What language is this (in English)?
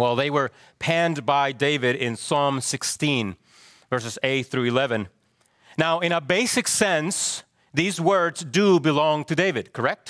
English